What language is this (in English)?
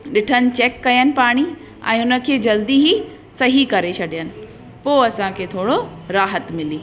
Sindhi